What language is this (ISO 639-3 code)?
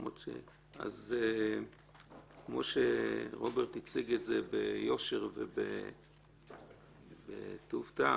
heb